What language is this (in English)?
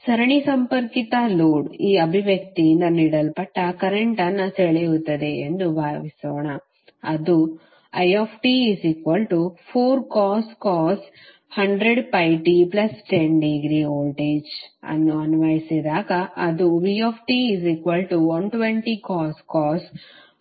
Kannada